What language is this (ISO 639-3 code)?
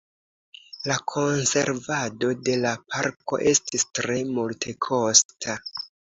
epo